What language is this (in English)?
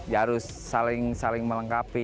Indonesian